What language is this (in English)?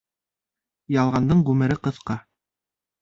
Bashkir